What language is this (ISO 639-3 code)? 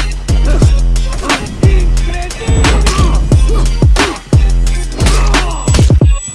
kor